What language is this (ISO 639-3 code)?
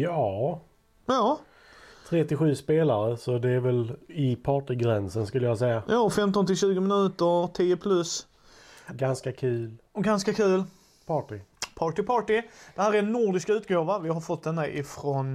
swe